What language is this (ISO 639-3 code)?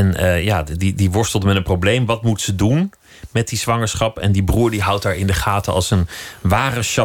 nld